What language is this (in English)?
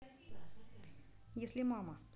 Russian